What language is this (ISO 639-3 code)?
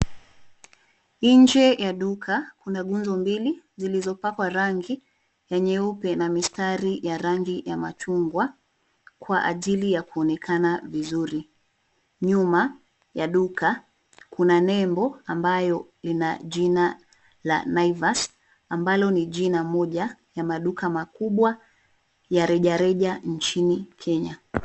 swa